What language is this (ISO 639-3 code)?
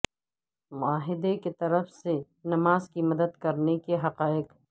urd